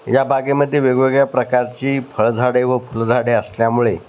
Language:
Marathi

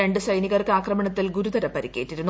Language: Malayalam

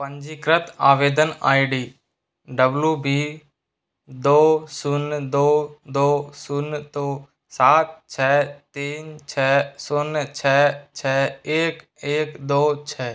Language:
Hindi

